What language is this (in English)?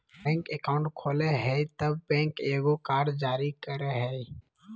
Magahi